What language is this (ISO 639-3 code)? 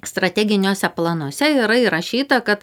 lit